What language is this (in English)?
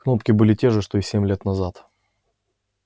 Russian